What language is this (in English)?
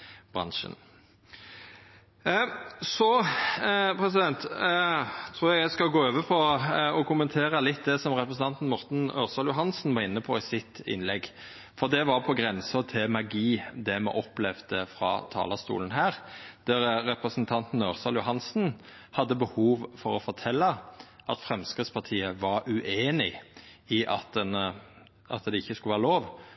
Norwegian Nynorsk